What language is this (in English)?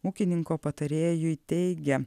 Lithuanian